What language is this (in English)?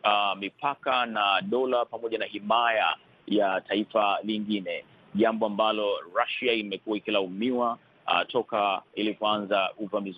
Swahili